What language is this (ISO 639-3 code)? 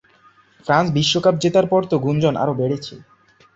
ben